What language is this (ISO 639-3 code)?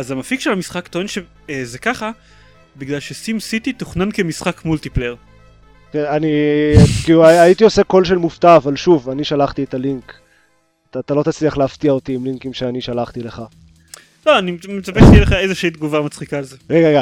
heb